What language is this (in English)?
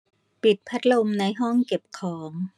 Thai